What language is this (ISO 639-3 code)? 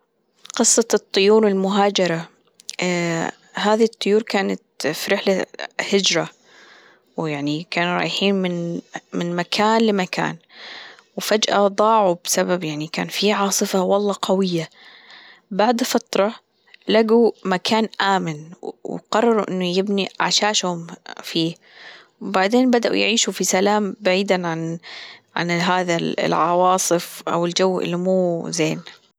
afb